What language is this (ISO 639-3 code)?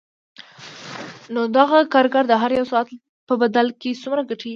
pus